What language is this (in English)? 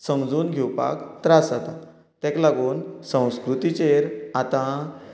Konkani